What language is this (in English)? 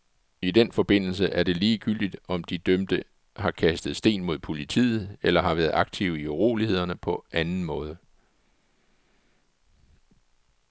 Danish